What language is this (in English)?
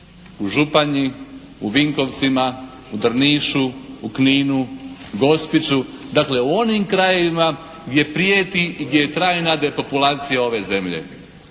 Croatian